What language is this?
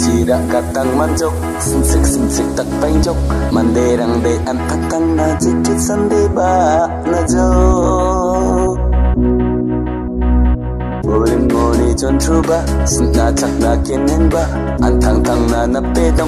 Arabic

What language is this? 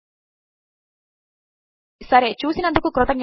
Telugu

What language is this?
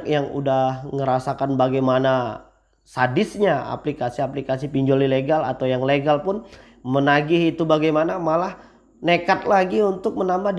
Indonesian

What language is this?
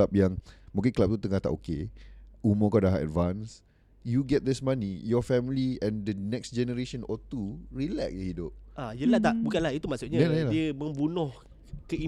Malay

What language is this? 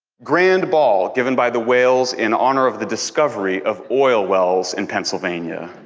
English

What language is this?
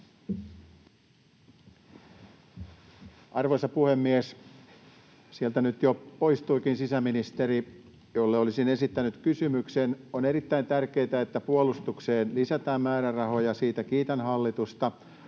Finnish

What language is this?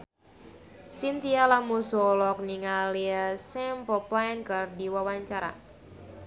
Sundanese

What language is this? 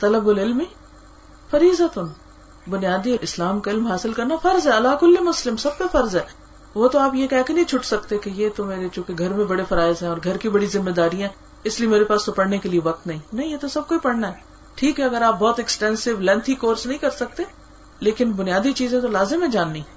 Urdu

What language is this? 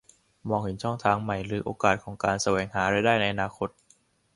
Thai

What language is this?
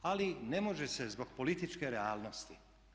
Croatian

